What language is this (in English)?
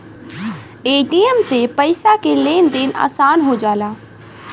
Bhojpuri